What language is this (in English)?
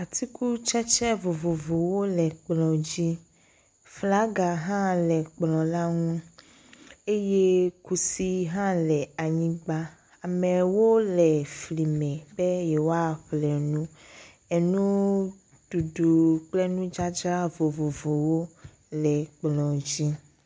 Ewe